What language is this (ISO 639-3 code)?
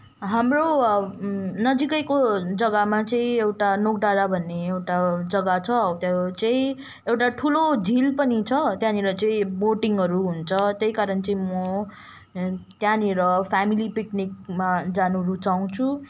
nep